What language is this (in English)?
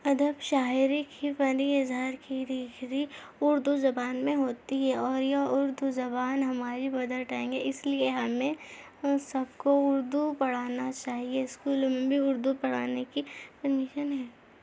Urdu